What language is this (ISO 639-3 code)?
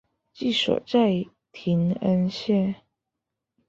zho